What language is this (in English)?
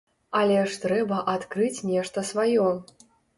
Belarusian